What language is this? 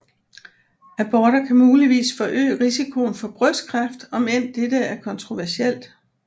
Danish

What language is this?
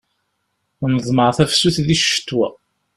Kabyle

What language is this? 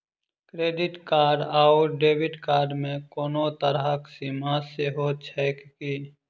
Maithili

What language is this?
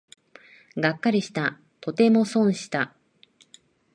Japanese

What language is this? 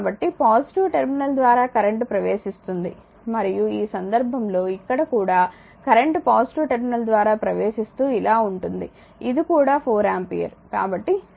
Telugu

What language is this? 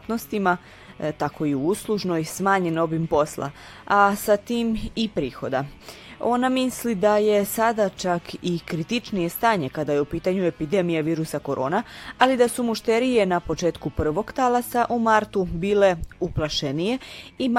Croatian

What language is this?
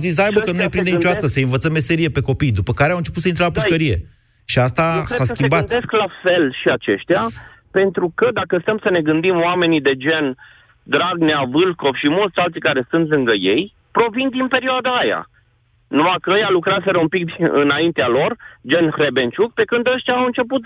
Romanian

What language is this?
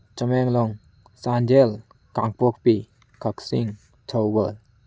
Manipuri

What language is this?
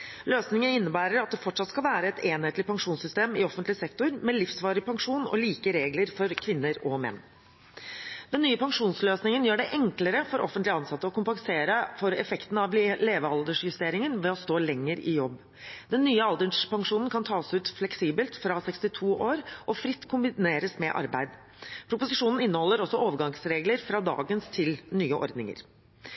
Norwegian Bokmål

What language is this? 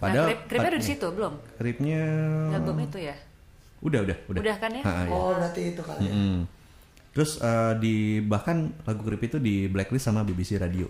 Indonesian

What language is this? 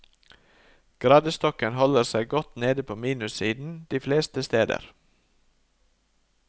Norwegian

